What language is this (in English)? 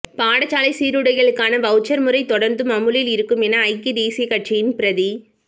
Tamil